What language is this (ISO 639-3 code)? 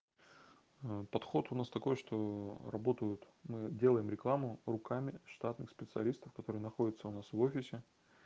rus